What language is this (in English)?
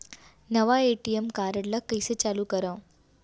Chhattisgarhi